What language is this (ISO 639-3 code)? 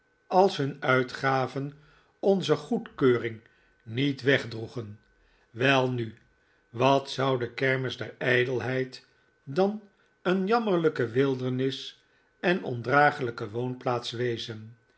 nld